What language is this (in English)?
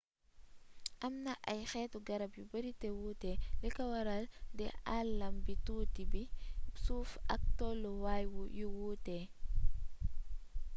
Wolof